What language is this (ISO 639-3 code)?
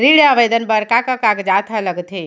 hne